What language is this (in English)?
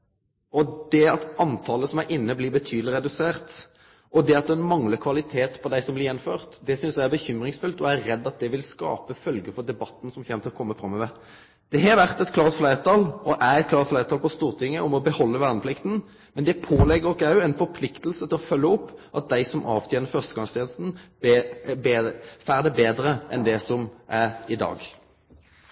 Norwegian Nynorsk